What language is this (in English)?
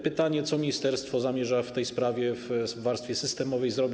Polish